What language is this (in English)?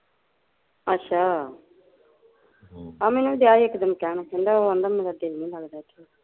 Punjabi